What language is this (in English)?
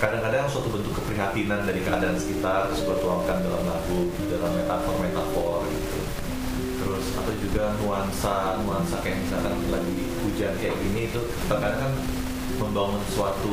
Indonesian